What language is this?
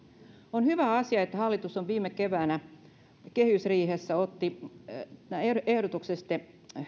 Finnish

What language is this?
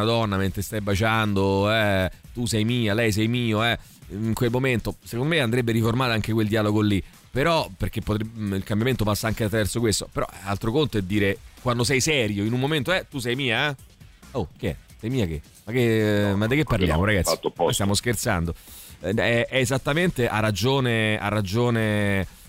Italian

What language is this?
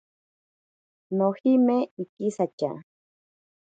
Ashéninka Perené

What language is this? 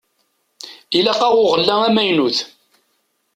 Kabyle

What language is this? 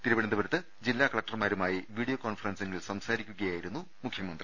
Malayalam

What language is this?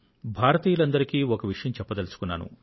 Telugu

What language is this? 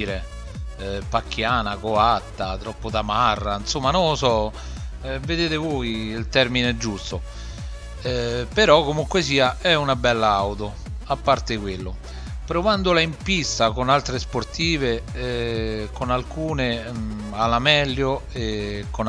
Italian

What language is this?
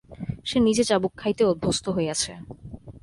Bangla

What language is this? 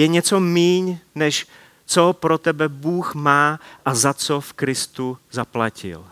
Czech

